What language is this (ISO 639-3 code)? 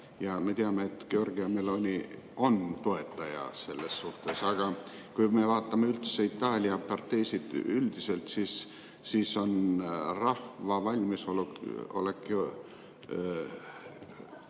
est